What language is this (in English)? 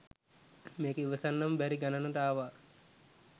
Sinhala